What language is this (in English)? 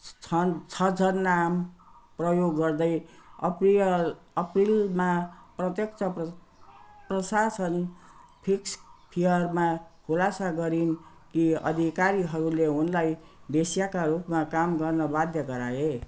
Nepali